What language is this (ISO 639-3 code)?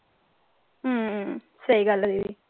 pan